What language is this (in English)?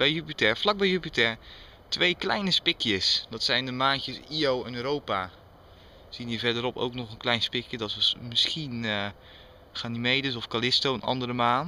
Dutch